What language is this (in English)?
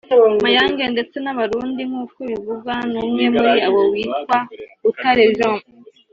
Kinyarwanda